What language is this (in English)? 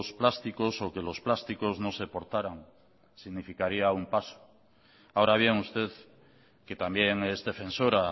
Spanish